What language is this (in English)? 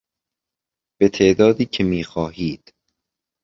Persian